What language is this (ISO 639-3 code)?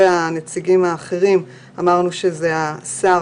heb